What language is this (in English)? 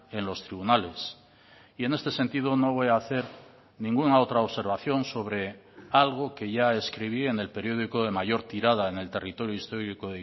Spanish